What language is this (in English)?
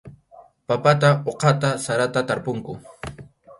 Arequipa-La Unión Quechua